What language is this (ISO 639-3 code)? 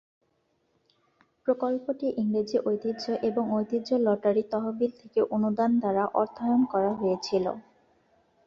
ben